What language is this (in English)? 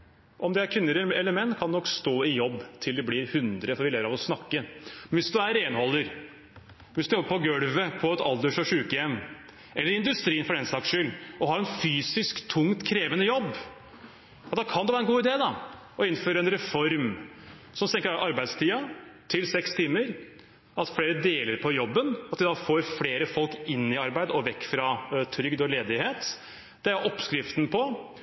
Norwegian Bokmål